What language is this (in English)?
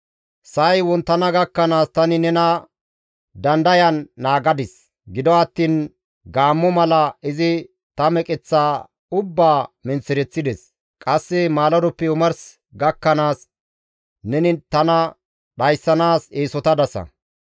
Gamo